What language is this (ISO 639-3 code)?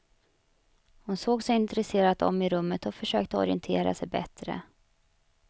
swe